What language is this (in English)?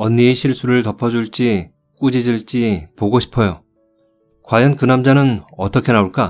Korean